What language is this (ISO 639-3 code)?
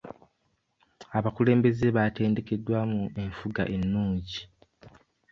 lug